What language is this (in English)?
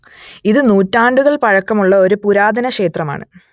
Malayalam